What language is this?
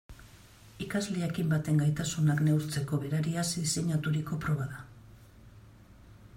Basque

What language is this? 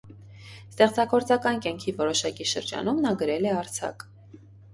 Armenian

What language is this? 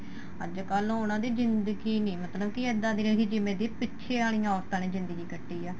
Punjabi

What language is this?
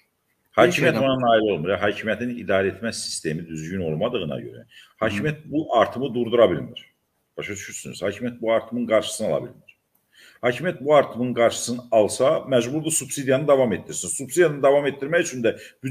Turkish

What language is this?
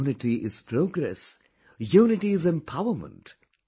English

